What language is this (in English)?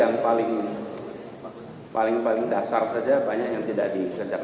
Indonesian